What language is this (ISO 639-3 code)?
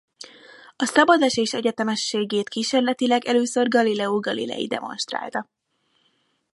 hun